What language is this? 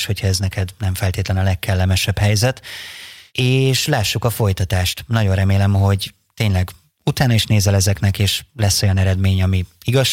Hungarian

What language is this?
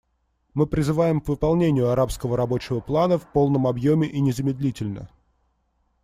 Russian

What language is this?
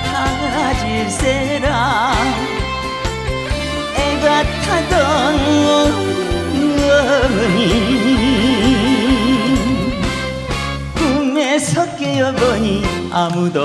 Korean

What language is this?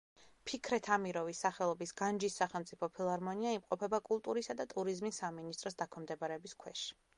Georgian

